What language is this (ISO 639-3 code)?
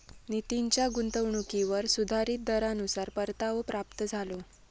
mar